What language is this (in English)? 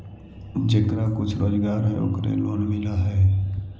Magahi